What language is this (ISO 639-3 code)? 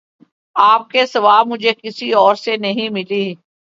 urd